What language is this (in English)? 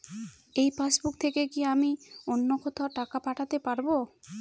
Bangla